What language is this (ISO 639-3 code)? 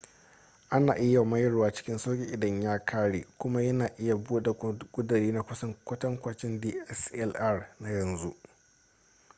hau